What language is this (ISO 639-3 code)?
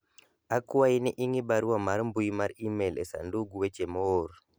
luo